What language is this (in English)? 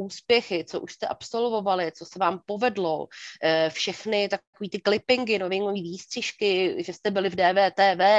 Czech